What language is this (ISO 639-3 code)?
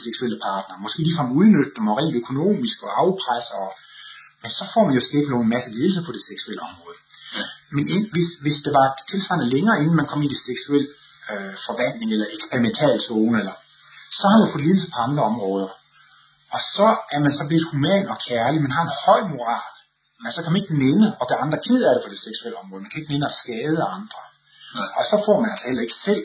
dan